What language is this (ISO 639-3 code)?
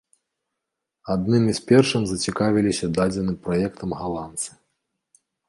bel